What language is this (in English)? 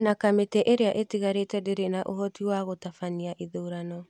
Kikuyu